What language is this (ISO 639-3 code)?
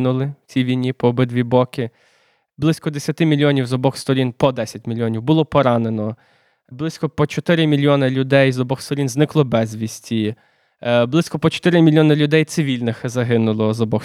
ukr